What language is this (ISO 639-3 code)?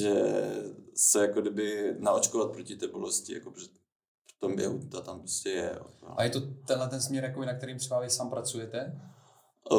ces